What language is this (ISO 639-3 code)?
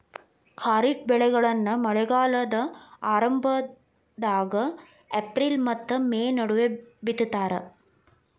kan